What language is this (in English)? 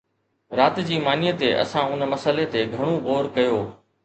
Sindhi